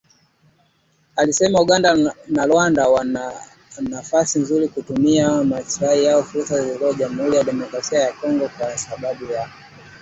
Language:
Swahili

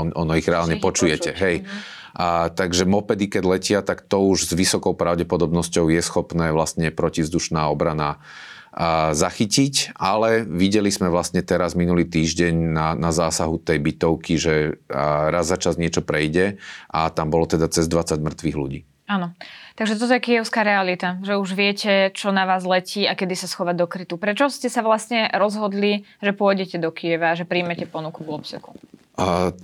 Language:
Slovak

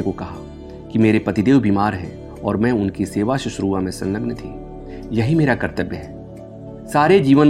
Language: Hindi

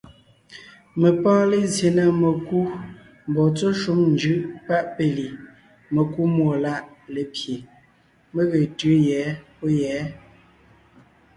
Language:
Ngiemboon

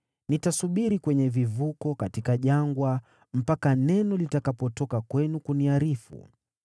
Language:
Swahili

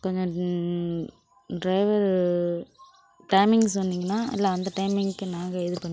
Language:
Tamil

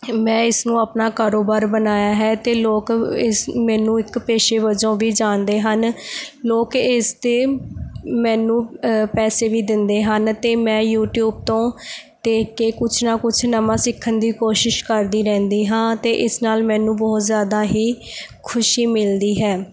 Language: Punjabi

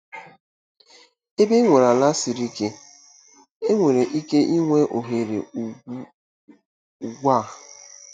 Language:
Igbo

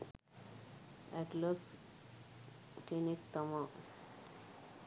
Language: Sinhala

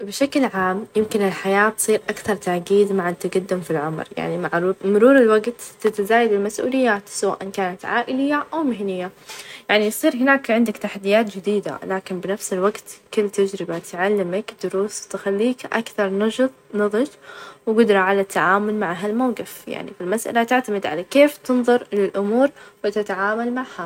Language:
Najdi Arabic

